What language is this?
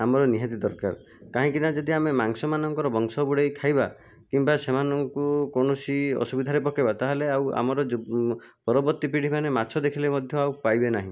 Odia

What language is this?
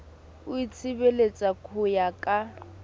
Southern Sotho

